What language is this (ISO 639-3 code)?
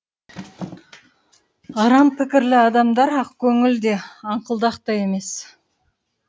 kaz